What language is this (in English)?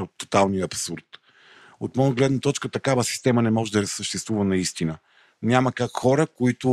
Bulgarian